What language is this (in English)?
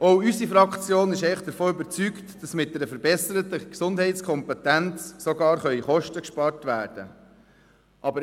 Swiss German